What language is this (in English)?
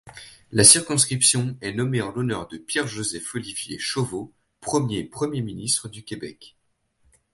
French